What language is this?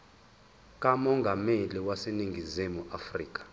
Zulu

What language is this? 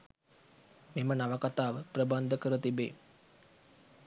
Sinhala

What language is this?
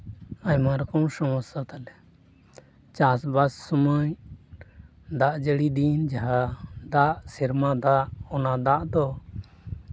Santali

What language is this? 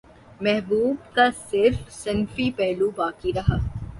Urdu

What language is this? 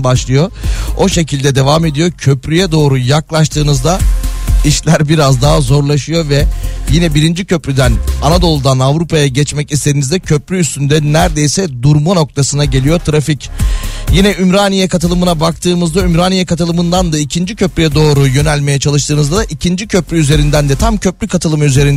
Turkish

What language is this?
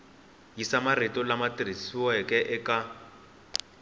Tsonga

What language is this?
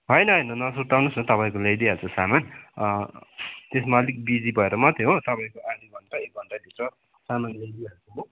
Nepali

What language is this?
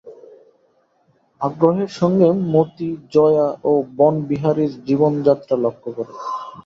Bangla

